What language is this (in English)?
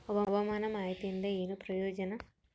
Kannada